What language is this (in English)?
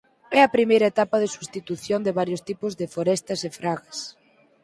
Galician